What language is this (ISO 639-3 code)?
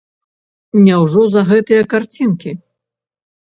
bel